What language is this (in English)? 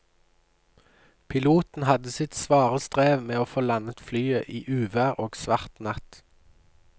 Norwegian